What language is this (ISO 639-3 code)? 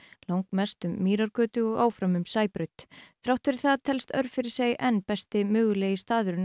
isl